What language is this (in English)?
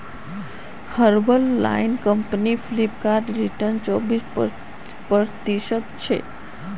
Magahi